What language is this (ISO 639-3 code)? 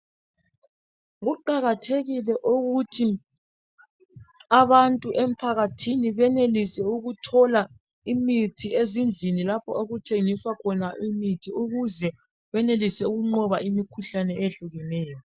nde